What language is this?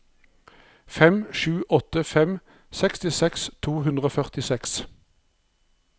Norwegian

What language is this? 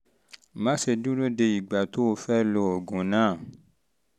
Yoruba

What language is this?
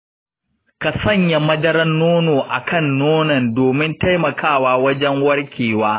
Hausa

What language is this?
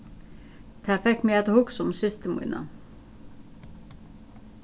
Faroese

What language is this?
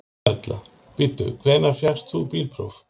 Icelandic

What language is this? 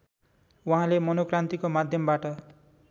Nepali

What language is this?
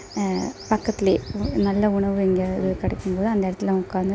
Tamil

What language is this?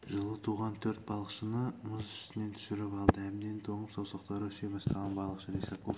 Kazakh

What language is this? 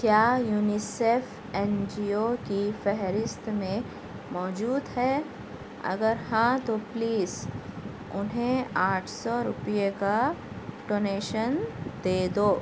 Urdu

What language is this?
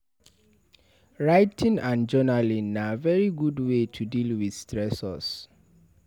Nigerian Pidgin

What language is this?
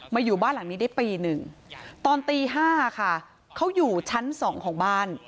Thai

